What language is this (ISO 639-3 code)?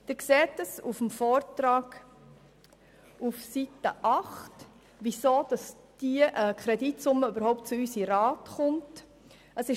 gsw